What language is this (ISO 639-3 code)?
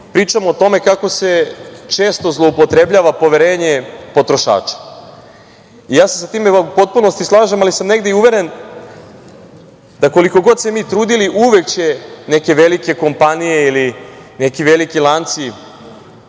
srp